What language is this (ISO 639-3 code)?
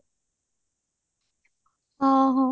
ori